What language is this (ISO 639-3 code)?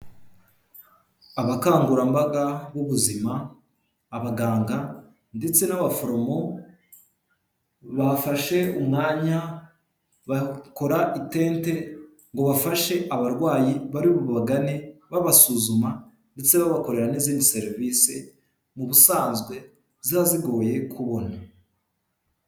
kin